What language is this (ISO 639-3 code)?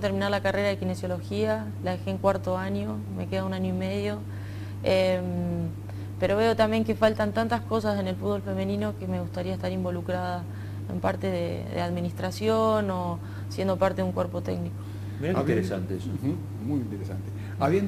spa